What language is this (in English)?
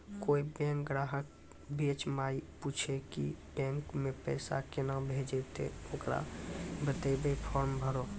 Maithili